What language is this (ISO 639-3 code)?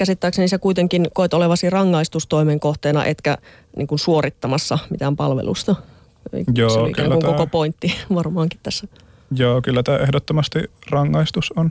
fin